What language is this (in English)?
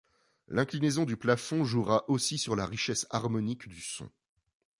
French